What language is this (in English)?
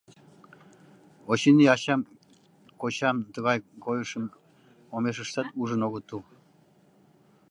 Mari